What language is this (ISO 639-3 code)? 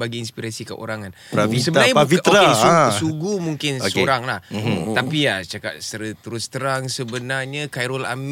msa